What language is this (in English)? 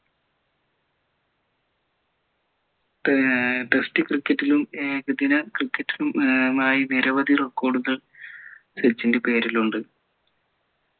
Malayalam